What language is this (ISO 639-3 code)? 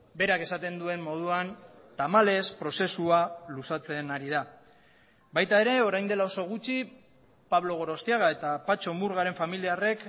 eus